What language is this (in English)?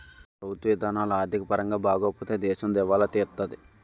Telugu